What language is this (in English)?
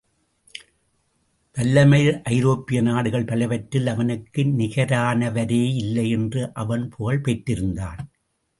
Tamil